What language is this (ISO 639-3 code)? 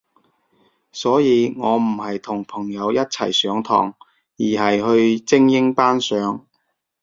yue